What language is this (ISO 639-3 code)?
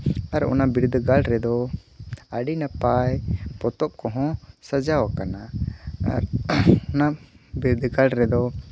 sat